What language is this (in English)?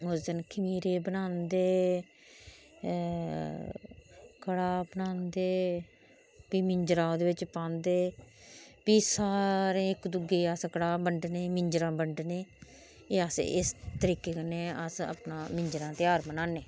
Dogri